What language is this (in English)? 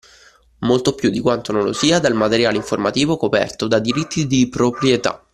Italian